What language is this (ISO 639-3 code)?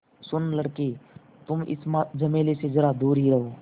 hin